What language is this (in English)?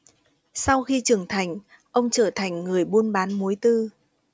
Vietnamese